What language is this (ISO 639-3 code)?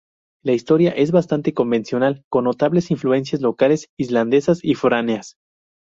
spa